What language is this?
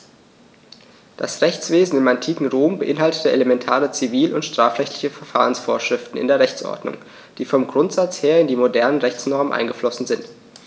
German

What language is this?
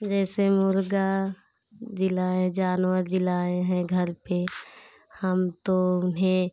Hindi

